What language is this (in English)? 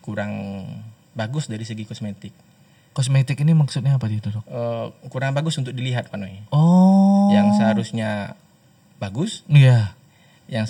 Indonesian